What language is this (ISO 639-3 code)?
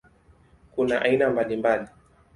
swa